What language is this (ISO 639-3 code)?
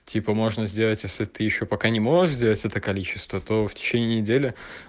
rus